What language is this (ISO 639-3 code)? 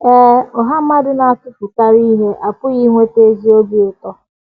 ibo